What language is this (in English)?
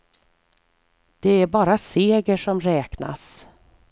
Swedish